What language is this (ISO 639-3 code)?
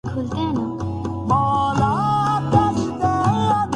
urd